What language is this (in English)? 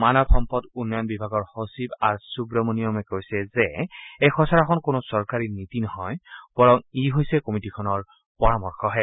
Assamese